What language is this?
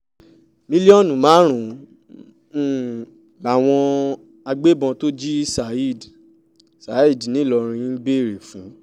Yoruba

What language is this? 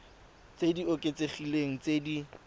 Tswana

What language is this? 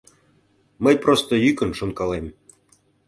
Mari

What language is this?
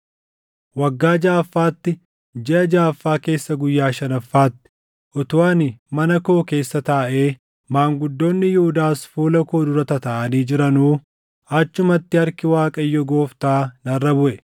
Oromo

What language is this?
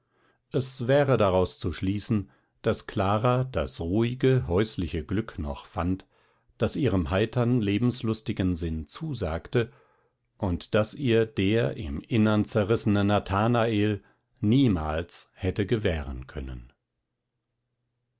German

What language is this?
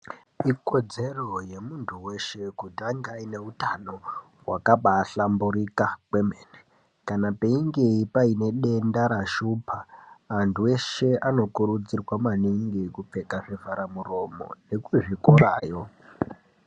Ndau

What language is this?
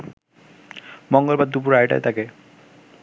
Bangla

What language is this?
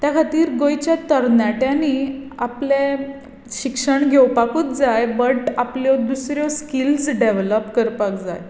Konkani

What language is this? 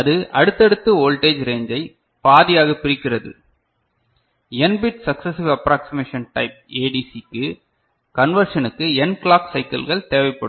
Tamil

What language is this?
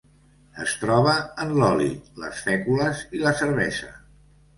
Catalan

